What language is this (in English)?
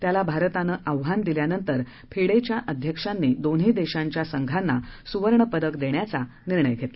Marathi